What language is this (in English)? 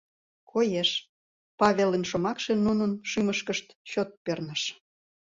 Mari